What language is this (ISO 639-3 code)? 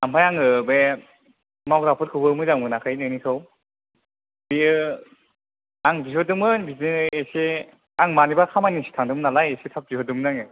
brx